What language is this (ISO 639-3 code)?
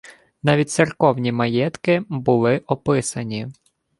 ukr